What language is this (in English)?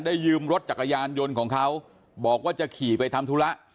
Thai